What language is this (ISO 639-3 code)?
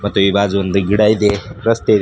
kan